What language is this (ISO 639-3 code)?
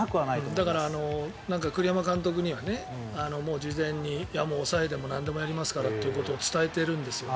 jpn